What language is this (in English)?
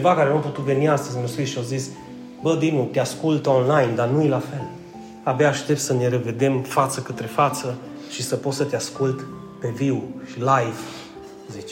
Romanian